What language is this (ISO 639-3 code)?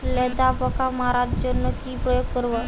ben